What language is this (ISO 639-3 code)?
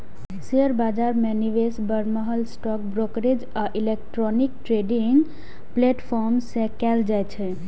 mai